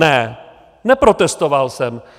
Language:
Czech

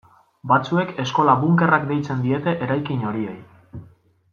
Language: Basque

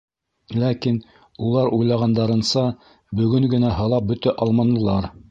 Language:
Bashkir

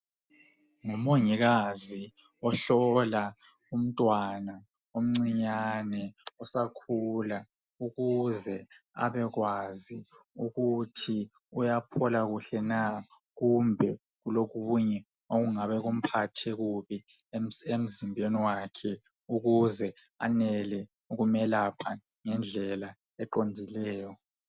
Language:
North Ndebele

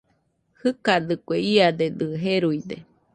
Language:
Nüpode Huitoto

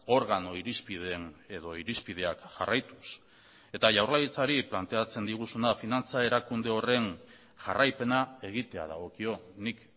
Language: Basque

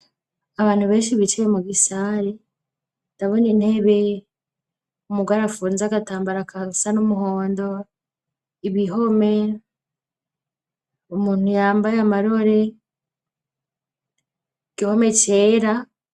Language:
Rundi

